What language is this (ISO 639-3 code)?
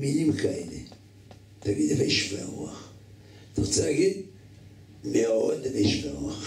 heb